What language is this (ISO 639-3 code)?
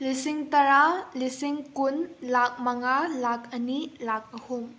mni